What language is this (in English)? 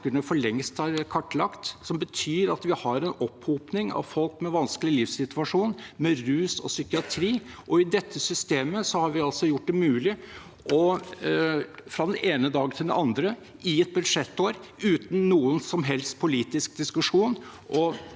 Norwegian